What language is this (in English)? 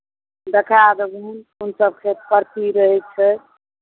Maithili